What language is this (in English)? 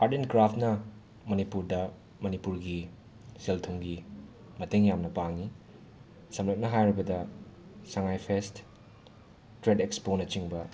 Manipuri